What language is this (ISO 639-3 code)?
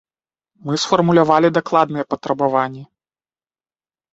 bel